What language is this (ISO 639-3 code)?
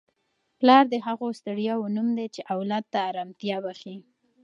pus